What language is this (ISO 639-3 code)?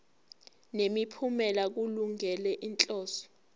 zul